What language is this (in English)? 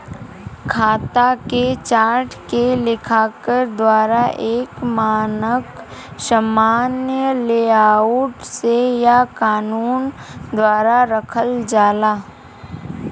Bhojpuri